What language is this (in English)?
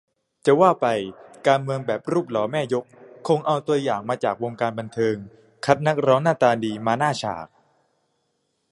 Thai